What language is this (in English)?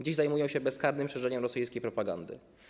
Polish